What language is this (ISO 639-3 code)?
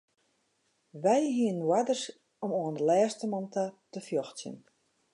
fry